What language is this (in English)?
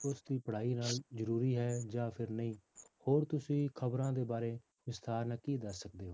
Punjabi